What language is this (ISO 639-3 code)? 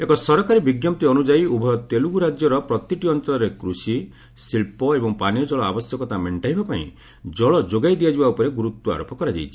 ori